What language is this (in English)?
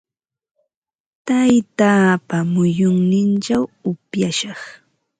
Ambo-Pasco Quechua